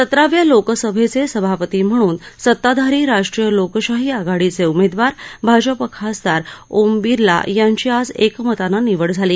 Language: Marathi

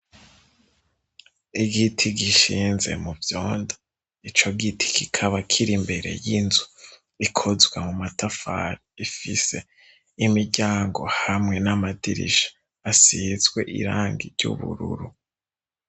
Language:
Rundi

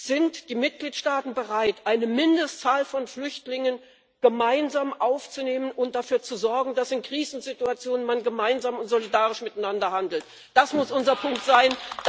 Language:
German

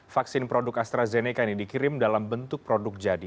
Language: Indonesian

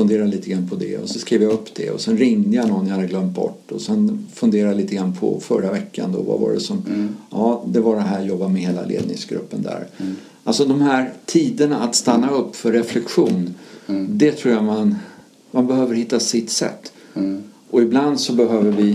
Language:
Swedish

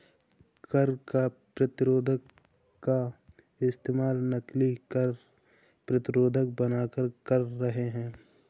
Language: Hindi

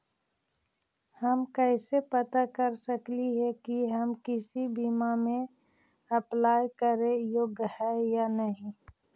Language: Magahi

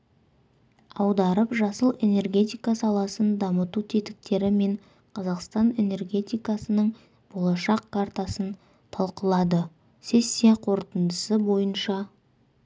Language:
Kazakh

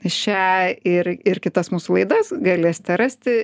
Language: Lithuanian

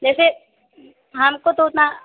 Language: Hindi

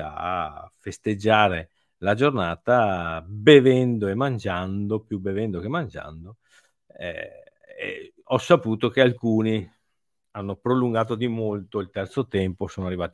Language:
Italian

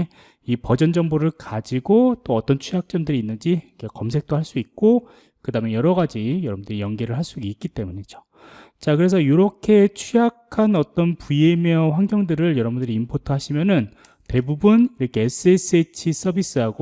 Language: Korean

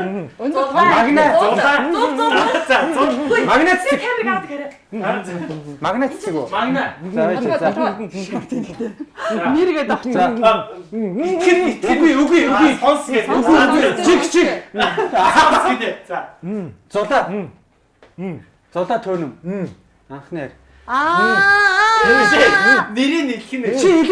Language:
Korean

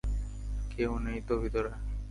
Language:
Bangla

